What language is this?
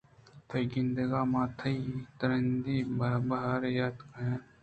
Eastern Balochi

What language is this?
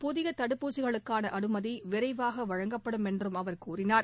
Tamil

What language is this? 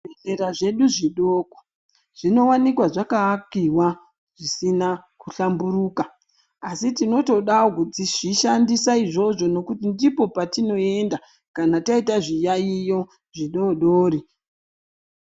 Ndau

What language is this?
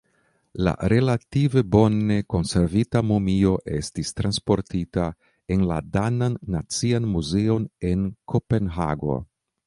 Esperanto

